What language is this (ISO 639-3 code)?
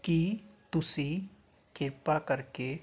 pan